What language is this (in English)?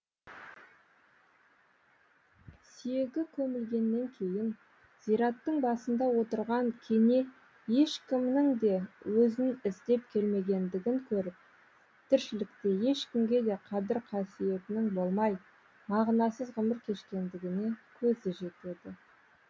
Kazakh